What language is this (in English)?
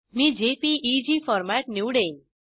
Marathi